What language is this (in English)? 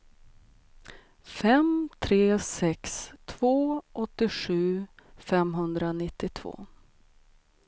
Swedish